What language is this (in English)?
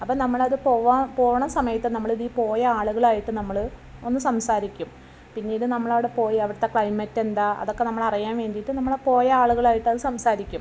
Malayalam